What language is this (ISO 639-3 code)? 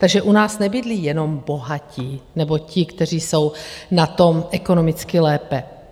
ces